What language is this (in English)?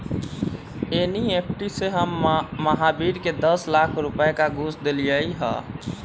Magahi